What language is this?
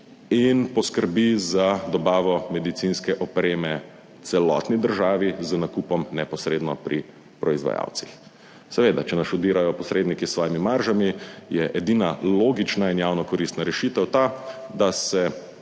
Slovenian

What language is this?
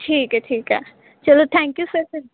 Punjabi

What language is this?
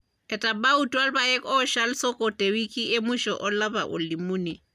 Masai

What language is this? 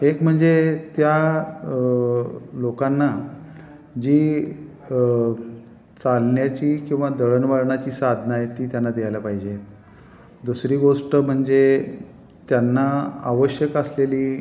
Marathi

